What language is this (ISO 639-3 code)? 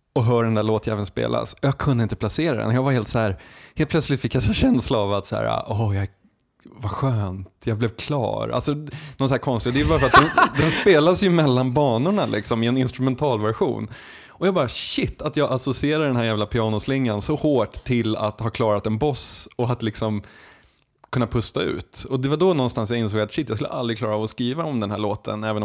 swe